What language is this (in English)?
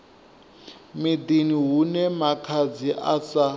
Venda